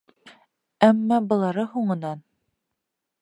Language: Bashkir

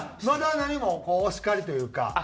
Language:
Japanese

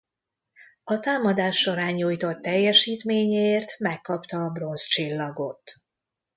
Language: Hungarian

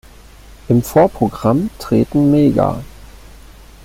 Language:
German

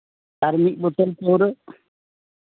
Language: Santali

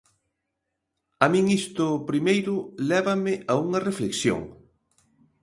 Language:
Galician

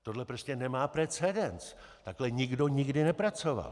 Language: Czech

